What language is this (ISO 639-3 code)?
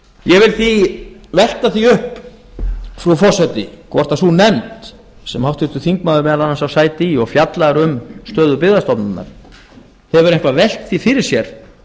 isl